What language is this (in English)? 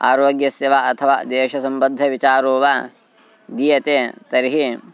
Sanskrit